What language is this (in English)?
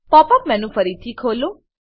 Gujarati